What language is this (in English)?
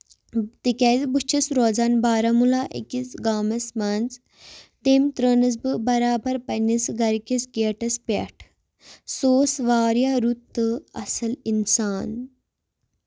Kashmiri